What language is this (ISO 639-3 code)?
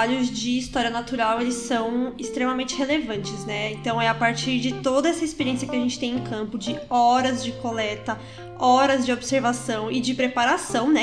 por